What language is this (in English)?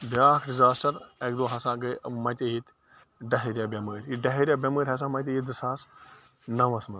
Kashmiri